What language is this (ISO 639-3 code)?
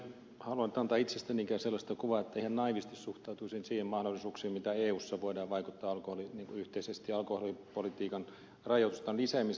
fin